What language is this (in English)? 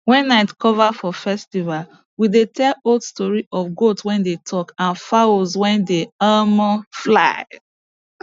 Nigerian Pidgin